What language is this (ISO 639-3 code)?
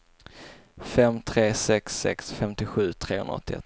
swe